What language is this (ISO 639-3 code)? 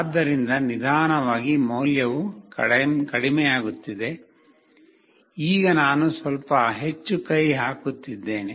kan